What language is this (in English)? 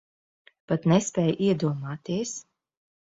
Latvian